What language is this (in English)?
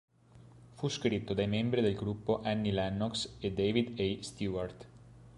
Italian